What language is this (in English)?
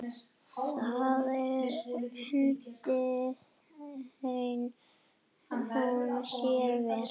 Icelandic